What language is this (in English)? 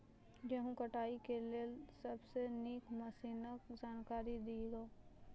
Maithili